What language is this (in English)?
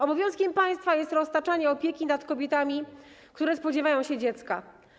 Polish